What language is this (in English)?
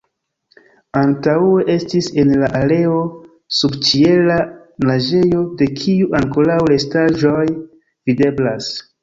Esperanto